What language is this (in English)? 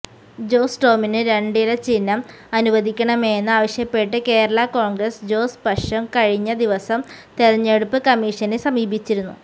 Malayalam